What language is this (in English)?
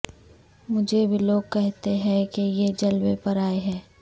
Urdu